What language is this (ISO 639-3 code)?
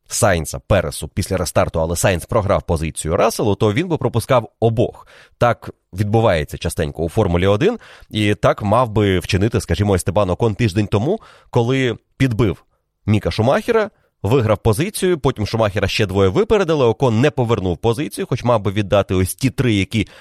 ukr